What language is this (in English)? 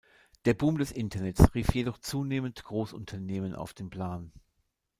German